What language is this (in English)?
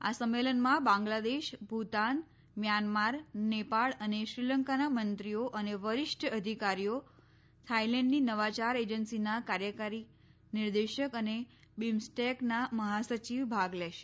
Gujarati